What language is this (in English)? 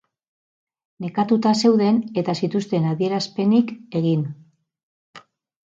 Basque